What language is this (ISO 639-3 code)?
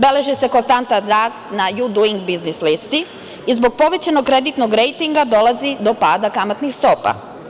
srp